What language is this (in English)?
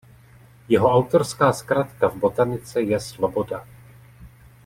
Czech